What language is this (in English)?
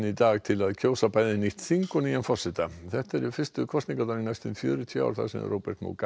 Icelandic